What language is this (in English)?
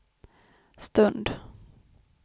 Swedish